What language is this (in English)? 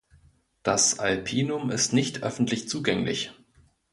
German